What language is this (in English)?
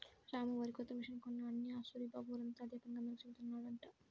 Telugu